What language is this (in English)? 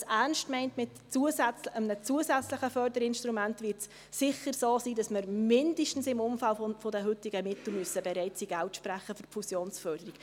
Swiss German